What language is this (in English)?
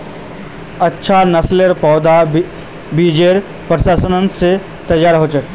Magahi